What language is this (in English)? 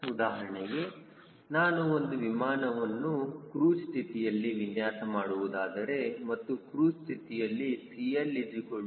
Kannada